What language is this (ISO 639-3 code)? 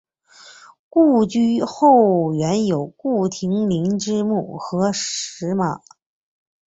zho